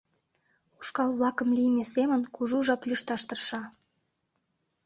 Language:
Mari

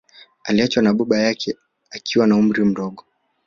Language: Swahili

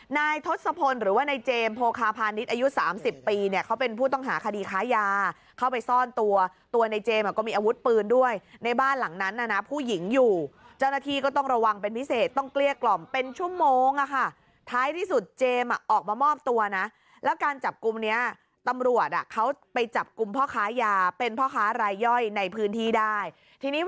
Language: Thai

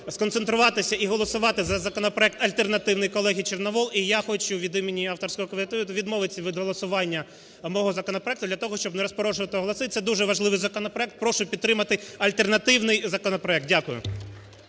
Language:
Ukrainian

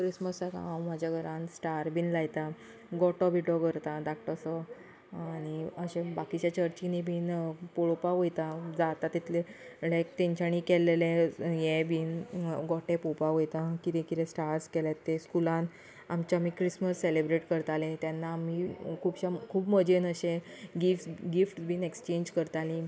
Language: Konkani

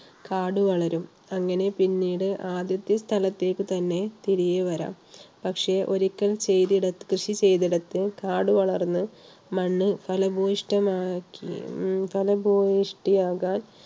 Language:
Malayalam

